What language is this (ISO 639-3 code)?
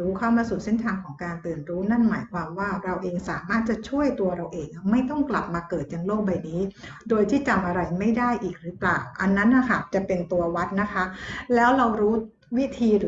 tha